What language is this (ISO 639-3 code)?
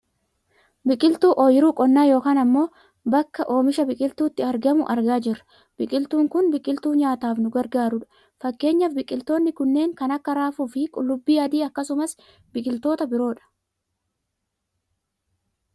orm